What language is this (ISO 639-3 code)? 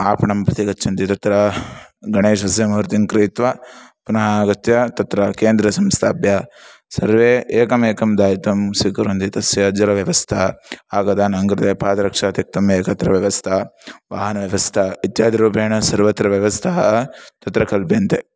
san